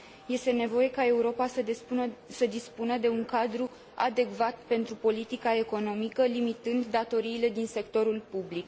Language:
Romanian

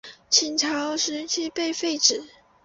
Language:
Chinese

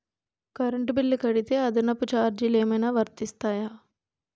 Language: Telugu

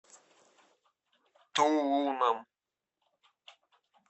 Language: Russian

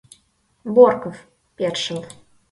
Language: Mari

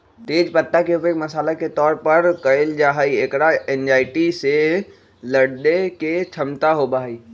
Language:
Magahi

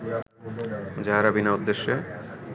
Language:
Bangla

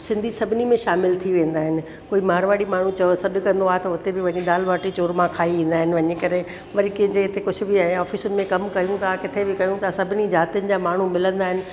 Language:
Sindhi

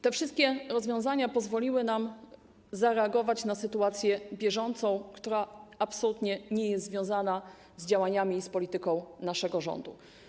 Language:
Polish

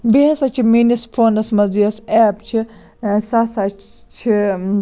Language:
Kashmiri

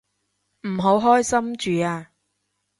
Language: Cantonese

